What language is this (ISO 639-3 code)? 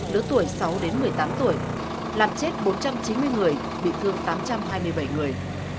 vie